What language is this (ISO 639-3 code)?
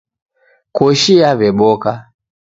dav